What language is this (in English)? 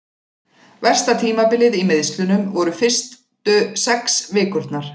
Icelandic